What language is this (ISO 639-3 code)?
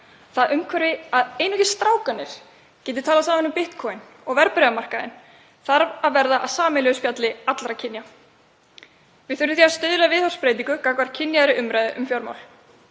isl